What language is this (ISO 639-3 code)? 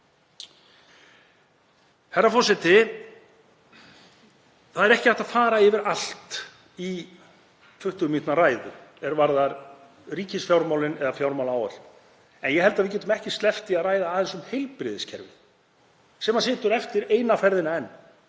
isl